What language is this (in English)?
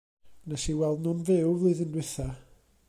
Welsh